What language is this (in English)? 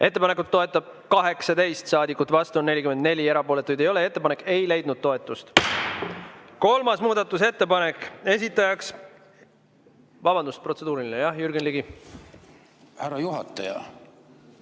Estonian